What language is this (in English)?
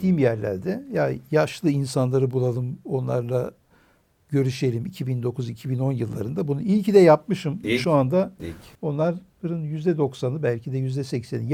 Turkish